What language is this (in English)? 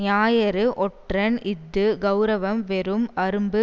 Tamil